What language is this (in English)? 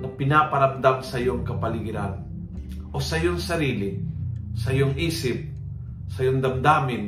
Filipino